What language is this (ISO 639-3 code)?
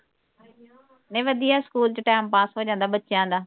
pan